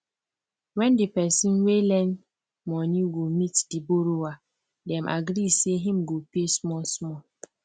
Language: Nigerian Pidgin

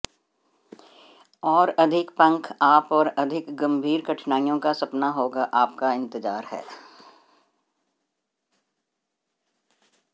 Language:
Hindi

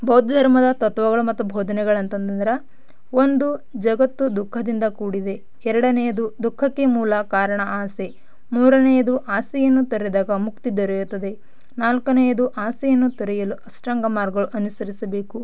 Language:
Kannada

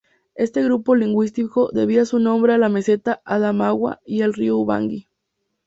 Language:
Spanish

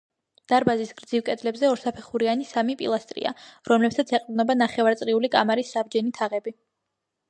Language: Georgian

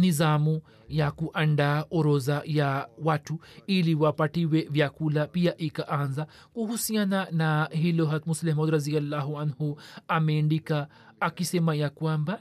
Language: Swahili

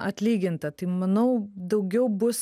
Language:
Lithuanian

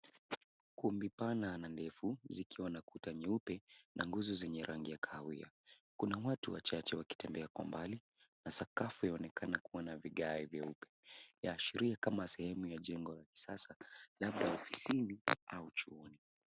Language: Swahili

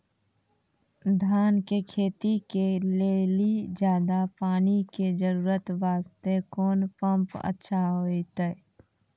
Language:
Maithili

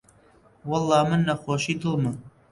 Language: Central Kurdish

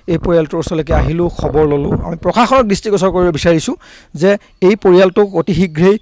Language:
Bangla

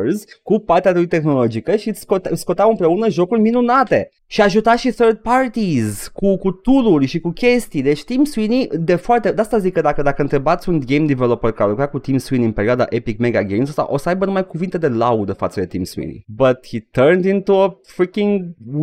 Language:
Romanian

